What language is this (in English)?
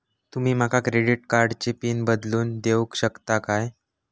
Marathi